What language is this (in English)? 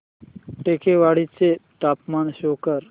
Marathi